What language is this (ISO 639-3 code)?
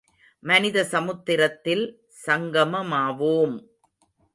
tam